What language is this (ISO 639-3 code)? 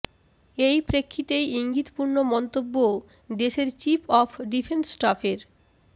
ben